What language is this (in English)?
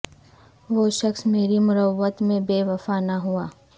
Urdu